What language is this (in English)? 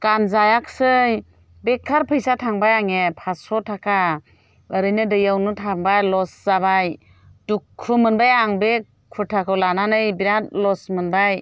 Bodo